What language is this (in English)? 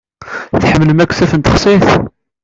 Kabyle